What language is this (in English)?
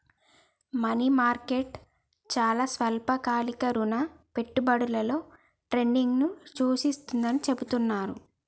Telugu